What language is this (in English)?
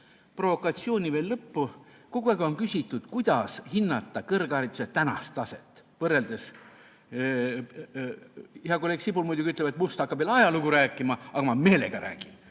Estonian